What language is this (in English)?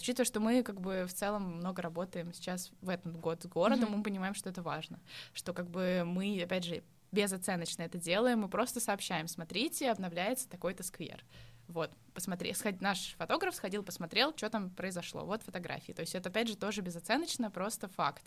Russian